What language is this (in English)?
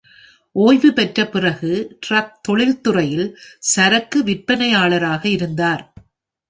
Tamil